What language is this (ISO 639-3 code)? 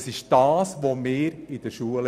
gsw